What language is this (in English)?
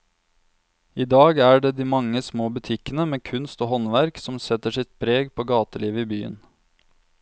Norwegian